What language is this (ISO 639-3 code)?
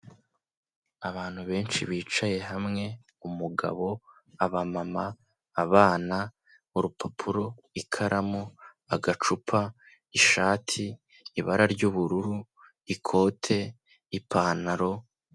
kin